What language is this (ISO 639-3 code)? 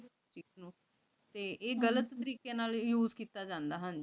pan